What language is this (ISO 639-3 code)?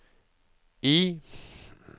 nor